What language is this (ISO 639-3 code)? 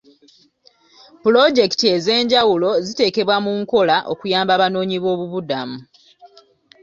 lug